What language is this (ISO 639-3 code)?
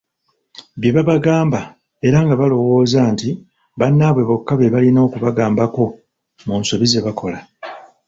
lug